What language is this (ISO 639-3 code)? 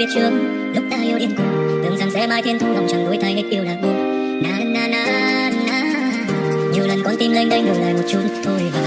vie